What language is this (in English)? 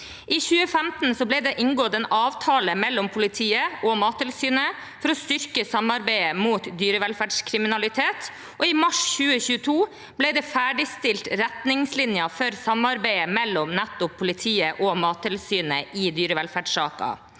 Norwegian